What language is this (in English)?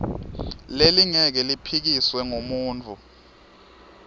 Swati